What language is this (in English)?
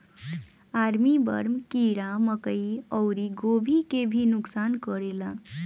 Bhojpuri